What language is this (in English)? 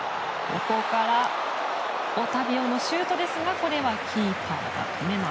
Japanese